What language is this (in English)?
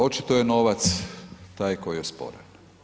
Croatian